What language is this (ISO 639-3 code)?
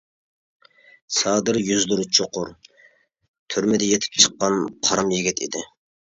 uig